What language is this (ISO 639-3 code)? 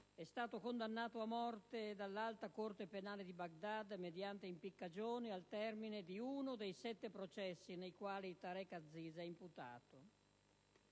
ita